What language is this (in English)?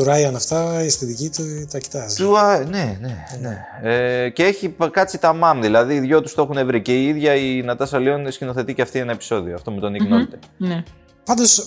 Greek